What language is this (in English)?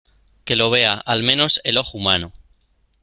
Spanish